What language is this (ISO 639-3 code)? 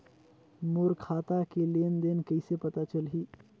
hne